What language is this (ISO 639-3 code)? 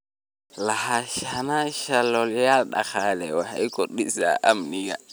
som